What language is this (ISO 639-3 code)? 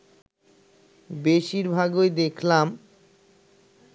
ben